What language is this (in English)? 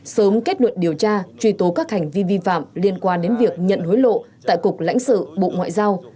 Vietnamese